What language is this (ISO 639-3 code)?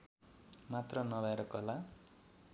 nep